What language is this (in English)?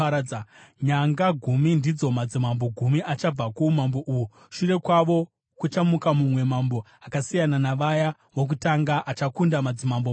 Shona